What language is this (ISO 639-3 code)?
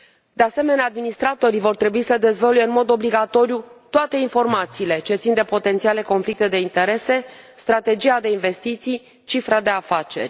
ron